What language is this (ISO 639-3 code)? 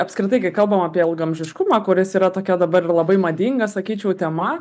lit